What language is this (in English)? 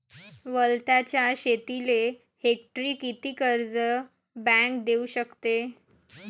Marathi